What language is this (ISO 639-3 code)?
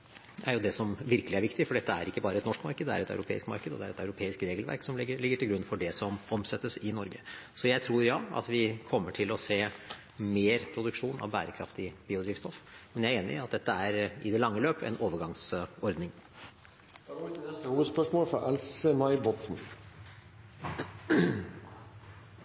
nor